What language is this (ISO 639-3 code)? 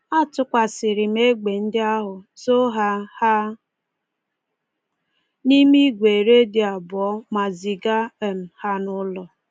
ibo